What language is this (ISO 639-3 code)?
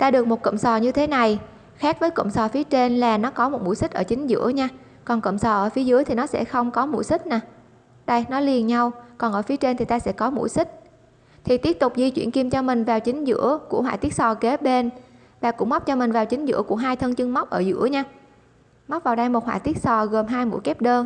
vie